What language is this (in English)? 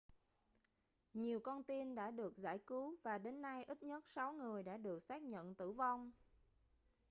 Vietnamese